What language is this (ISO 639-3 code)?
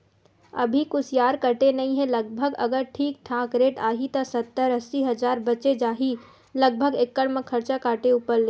hne